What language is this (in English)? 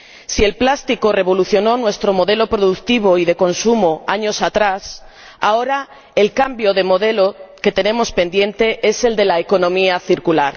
Spanish